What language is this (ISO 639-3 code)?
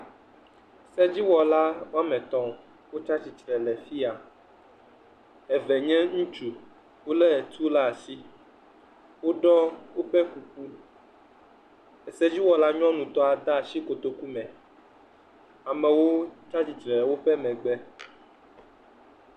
ewe